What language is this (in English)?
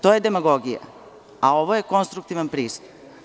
Serbian